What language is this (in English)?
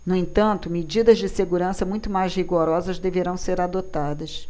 Portuguese